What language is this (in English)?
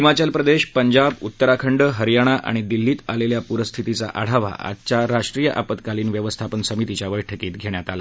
Marathi